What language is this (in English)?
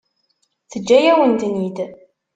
Kabyle